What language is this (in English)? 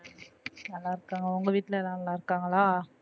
Tamil